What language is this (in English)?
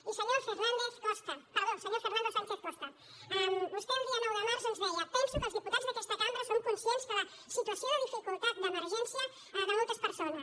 Catalan